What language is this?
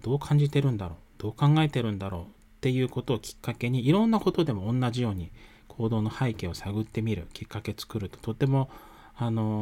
Japanese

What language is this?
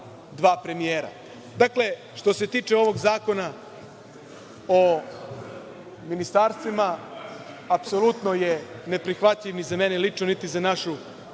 Serbian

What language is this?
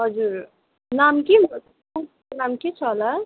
Nepali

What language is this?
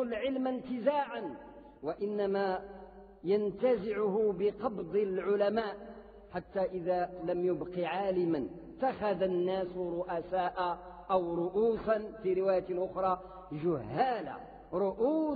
Arabic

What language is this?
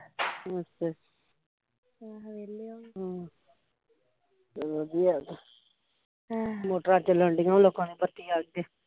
Punjabi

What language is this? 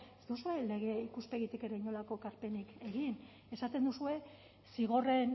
Basque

